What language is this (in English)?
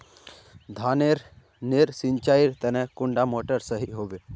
Magahi